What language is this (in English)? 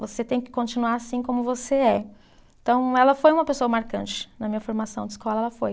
Portuguese